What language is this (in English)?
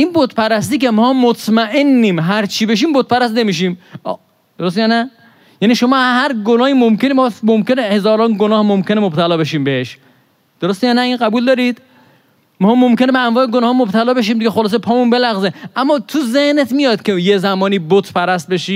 Persian